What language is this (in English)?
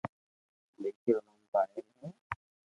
Loarki